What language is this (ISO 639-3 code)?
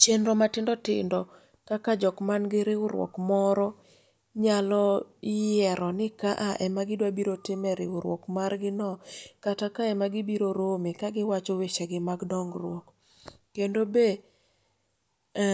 luo